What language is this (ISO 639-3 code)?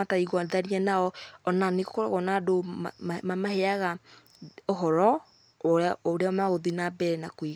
kik